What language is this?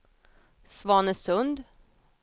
Swedish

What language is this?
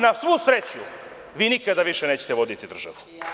Serbian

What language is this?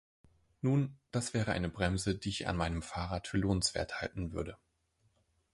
German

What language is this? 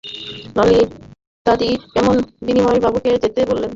Bangla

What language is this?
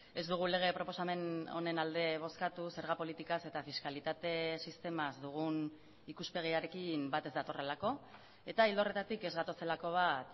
Basque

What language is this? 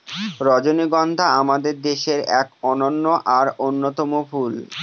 Bangla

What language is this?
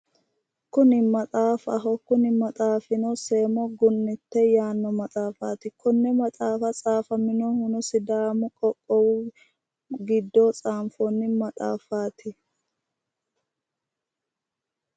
Sidamo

